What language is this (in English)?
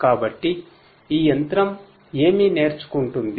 Telugu